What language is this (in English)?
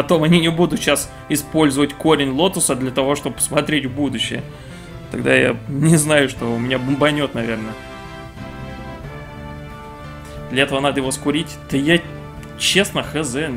Russian